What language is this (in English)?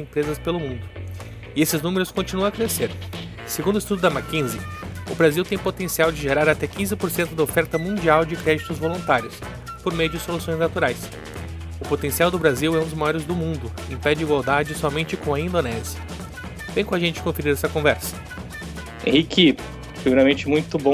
Portuguese